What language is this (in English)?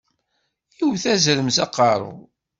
Kabyle